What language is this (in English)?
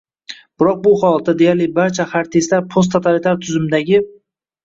Uzbek